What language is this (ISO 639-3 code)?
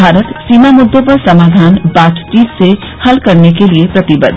hin